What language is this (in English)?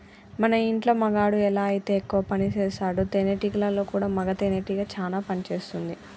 Telugu